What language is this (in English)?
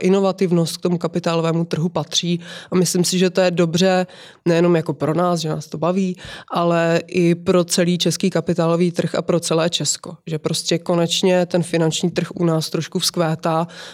Czech